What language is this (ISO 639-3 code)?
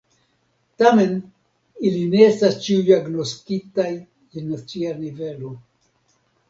epo